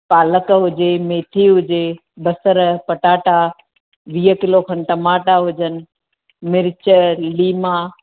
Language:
Sindhi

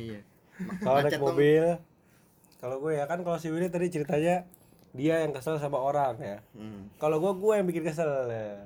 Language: Indonesian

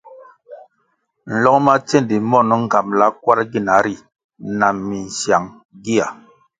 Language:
Kwasio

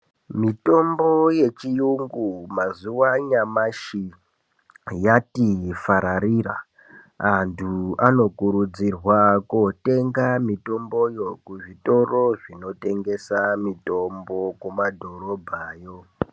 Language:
Ndau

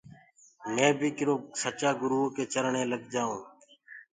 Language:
Gurgula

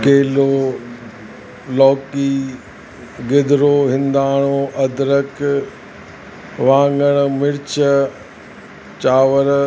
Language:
Sindhi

